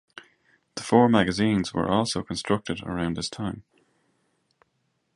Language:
English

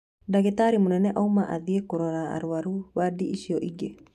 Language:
Kikuyu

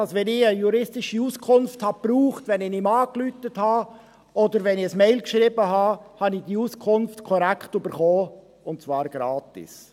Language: Swiss German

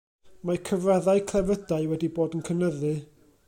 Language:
Welsh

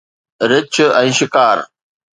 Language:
Sindhi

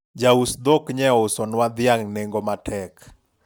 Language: Luo (Kenya and Tanzania)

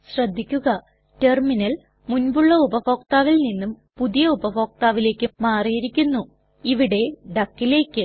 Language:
Malayalam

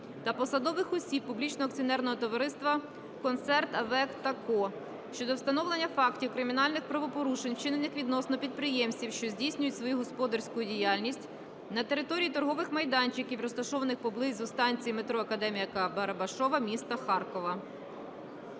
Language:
Ukrainian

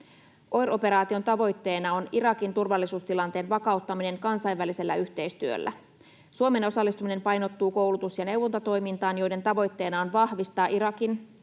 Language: Finnish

